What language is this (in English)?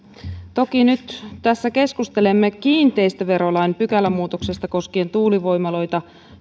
Finnish